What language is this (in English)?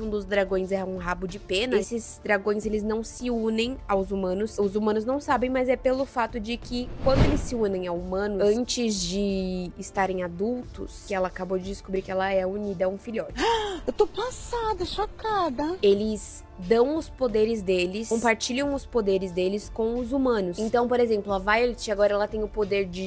Portuguese